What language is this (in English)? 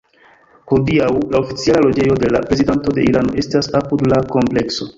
Esperanto